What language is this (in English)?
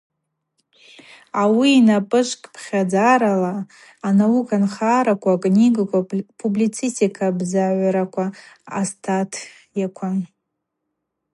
Abaza